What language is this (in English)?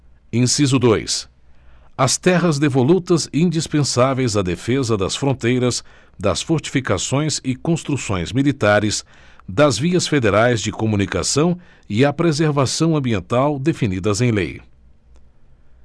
Portuguese